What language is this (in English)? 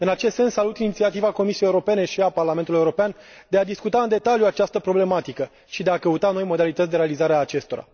Romanian